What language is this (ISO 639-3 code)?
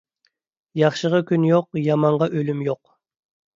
uig